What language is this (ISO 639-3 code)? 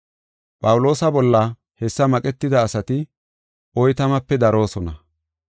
gof